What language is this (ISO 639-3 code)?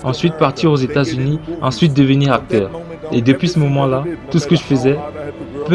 fra